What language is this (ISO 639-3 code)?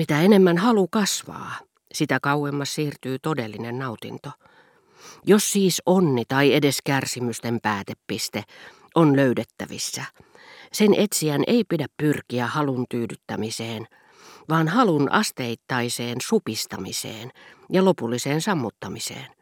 fin